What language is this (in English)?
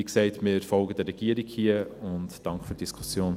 Swiss German